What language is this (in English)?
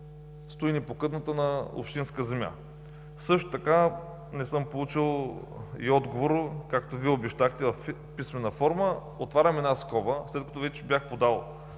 Bulgarian